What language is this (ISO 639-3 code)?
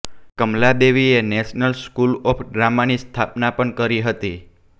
guj